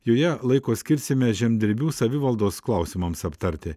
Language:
Lithuanian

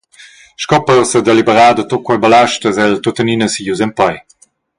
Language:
Romansh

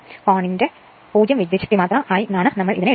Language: Malayalam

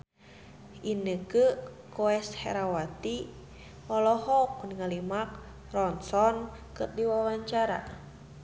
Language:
Sundanese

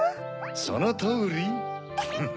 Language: Japanese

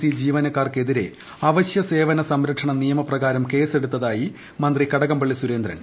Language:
Malayalam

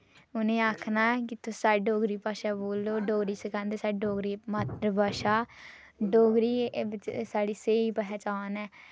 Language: Dogri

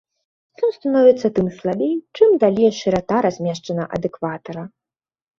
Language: Belarusian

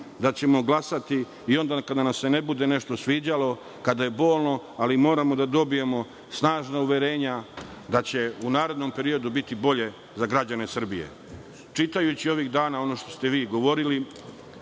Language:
Serbian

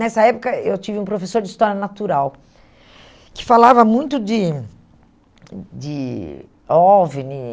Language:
Portuguese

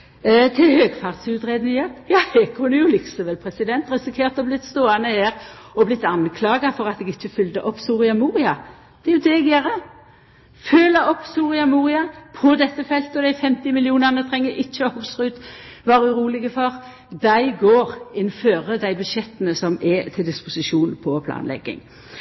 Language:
Norwegian Nynorsk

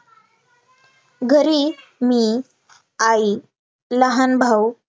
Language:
Marathi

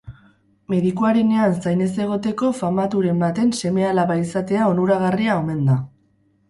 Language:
Basque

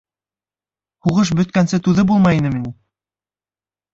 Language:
Bashkir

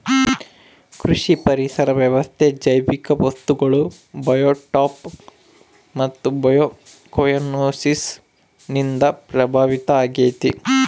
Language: Kannada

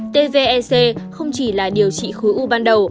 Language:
Vietnamese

